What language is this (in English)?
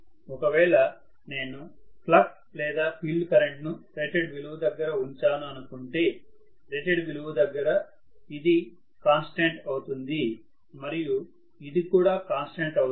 Telugu